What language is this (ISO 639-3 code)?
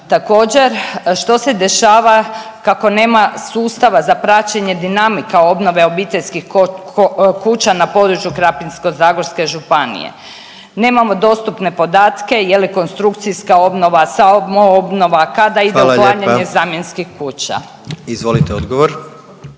hrv